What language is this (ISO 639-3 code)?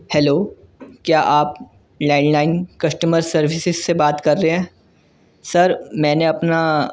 urd